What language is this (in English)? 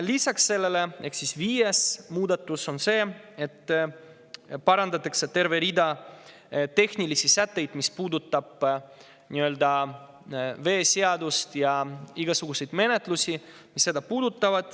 Estonian